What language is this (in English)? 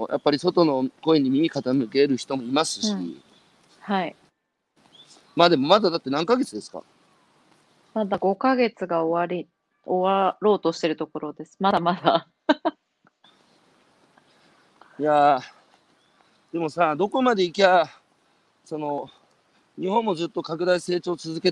Japanese